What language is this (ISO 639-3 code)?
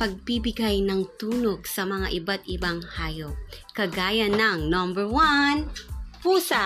fil